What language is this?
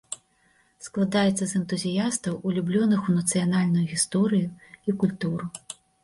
Belarusian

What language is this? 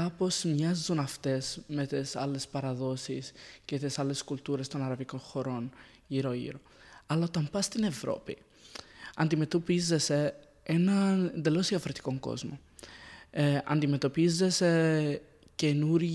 Greek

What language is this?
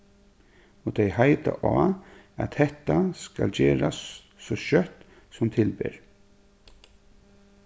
Faroese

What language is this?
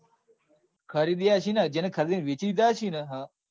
Gujarati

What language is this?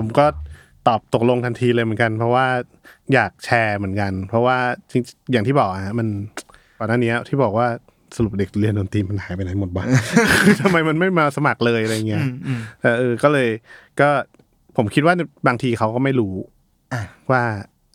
Thai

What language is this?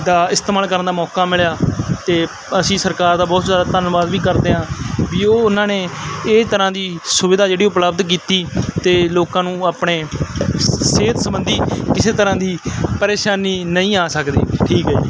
Punjabi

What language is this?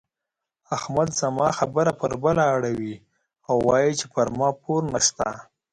Pashto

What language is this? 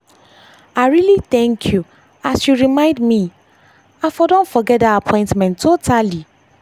Nigerian Pidgin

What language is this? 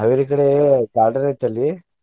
Kannada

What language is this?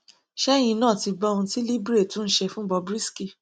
Yoruba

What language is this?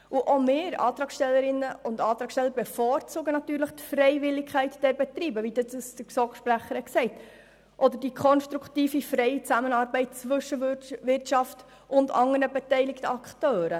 Swiss German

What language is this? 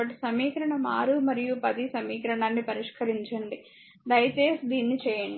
Telugu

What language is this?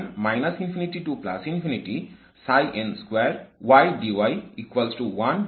Bangla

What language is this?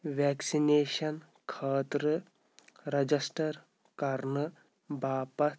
Kashmiri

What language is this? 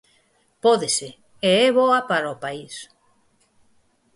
Galician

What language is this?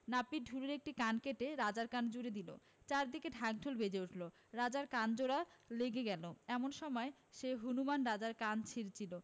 Bangla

